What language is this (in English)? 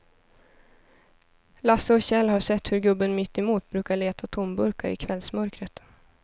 Swedish